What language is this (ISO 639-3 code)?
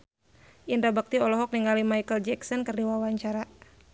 sun